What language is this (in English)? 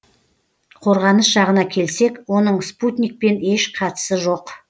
Kazakh